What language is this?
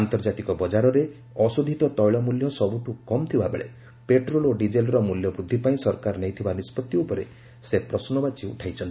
Odia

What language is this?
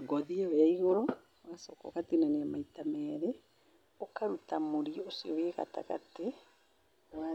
Kikuyu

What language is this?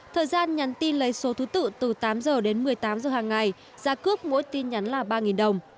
Vietnamese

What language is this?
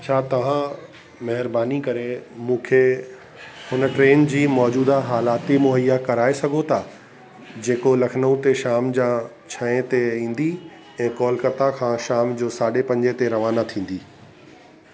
Sindhi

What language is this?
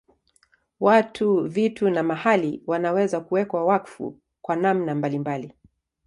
Swahili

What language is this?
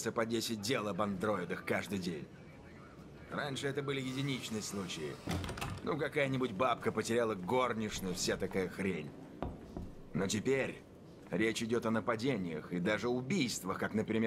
Russian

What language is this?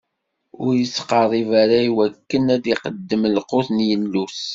Kabyle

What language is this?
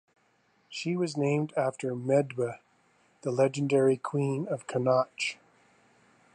English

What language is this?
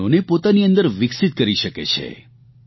Gujarati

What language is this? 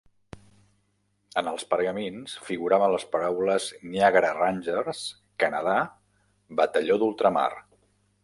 Catalan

